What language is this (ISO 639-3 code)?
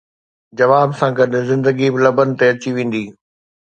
snd